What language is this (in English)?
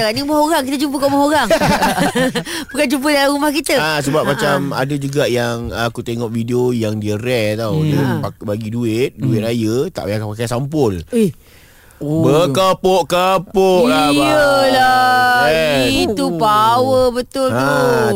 Malay